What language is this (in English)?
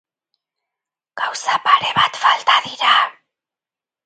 Basque